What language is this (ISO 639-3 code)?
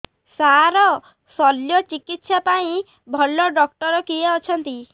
ori